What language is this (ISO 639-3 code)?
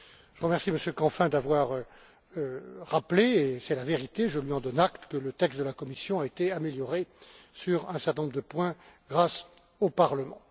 fra